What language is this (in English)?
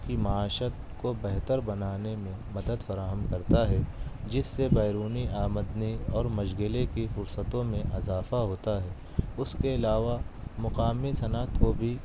Urdu